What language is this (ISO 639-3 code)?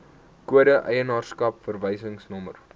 afr